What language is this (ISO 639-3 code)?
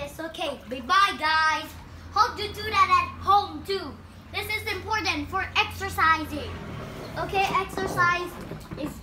eng